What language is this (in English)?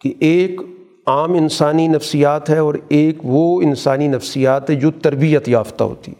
Urdu